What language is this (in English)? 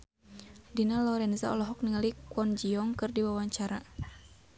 Sundanese